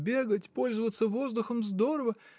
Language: Russian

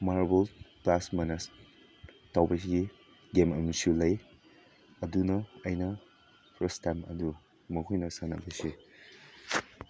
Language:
Manipuri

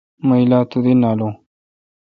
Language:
Kalkoti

